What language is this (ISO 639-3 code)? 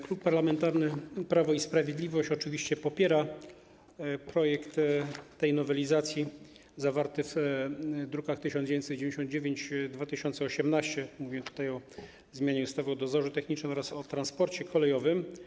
pol